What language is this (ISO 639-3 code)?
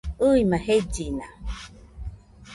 hux